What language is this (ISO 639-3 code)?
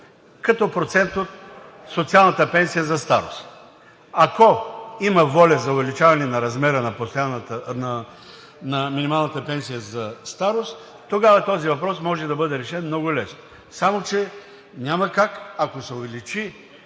bul